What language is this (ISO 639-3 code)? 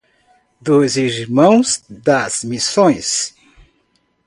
por